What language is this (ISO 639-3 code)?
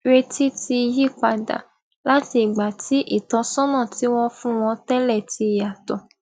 yor